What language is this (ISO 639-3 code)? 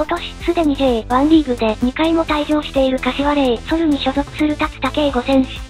jpn